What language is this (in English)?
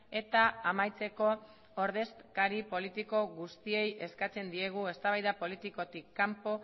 Basque